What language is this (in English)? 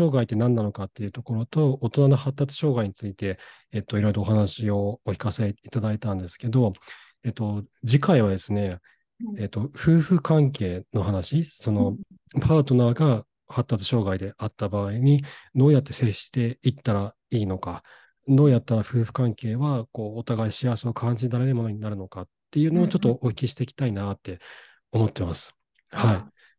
Japanese